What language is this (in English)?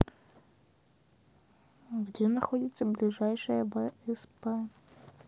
Russian